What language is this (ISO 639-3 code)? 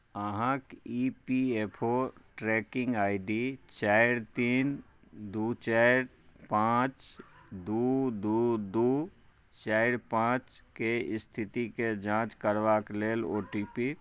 mai